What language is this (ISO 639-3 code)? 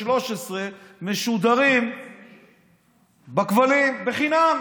heb